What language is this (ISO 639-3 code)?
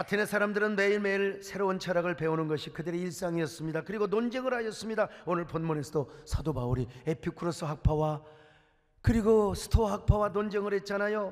kor